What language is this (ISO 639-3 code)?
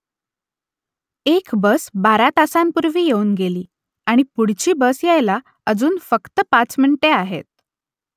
mar